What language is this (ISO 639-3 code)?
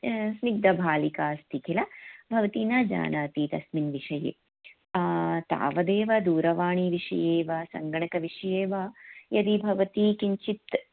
san